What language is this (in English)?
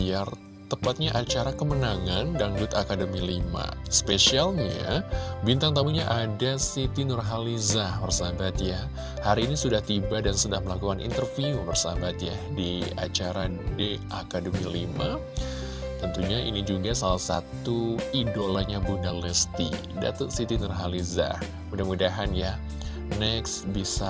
Indonesian